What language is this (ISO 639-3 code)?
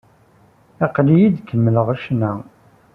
kab